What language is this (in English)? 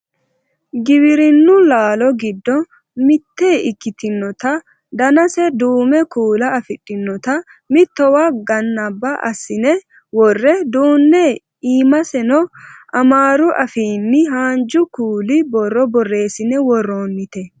Sidamo